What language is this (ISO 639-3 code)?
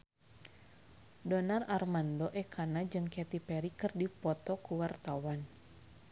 sun